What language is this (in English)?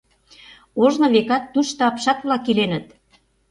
Mari